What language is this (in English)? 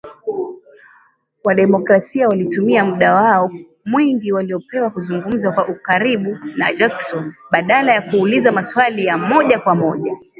Swahili